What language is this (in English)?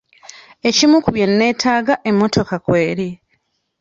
Ganda